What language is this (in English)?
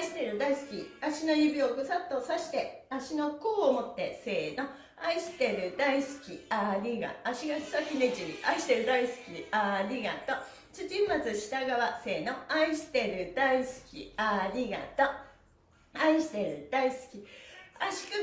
Japanese